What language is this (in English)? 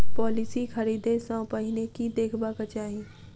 Maithili